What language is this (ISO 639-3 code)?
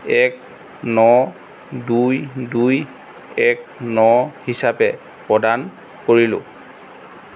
asm